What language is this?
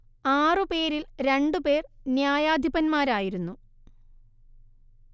Malayalam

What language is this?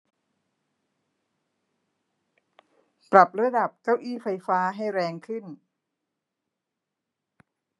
Thai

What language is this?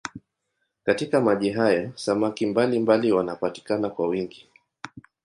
Swahili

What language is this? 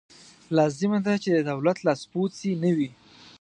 Pashto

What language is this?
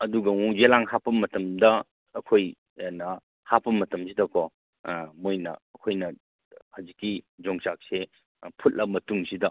Manipuri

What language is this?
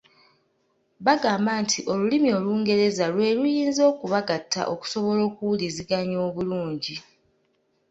Ganda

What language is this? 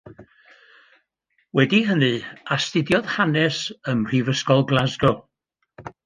Welsh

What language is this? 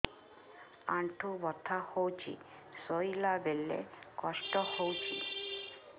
Odia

